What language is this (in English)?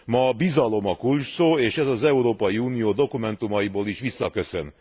Hungarian